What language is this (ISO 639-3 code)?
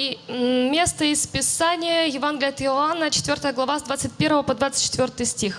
rus